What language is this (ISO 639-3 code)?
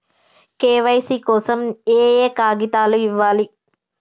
tel